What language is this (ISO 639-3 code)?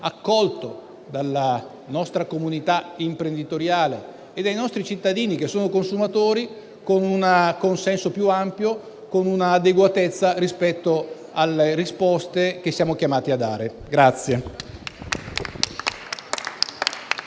ita